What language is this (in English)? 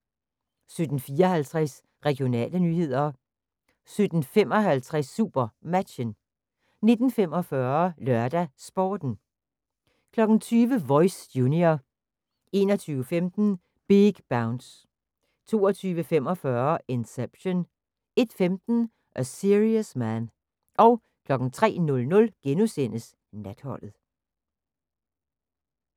Danish